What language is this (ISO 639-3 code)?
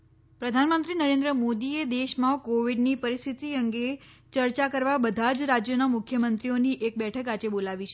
guj